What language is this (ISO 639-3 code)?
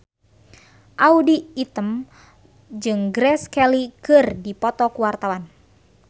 sun